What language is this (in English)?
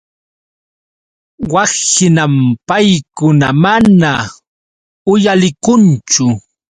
Yauyos Quechua